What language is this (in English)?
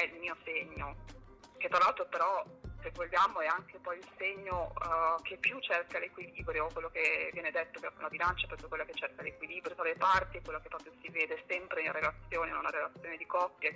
Italian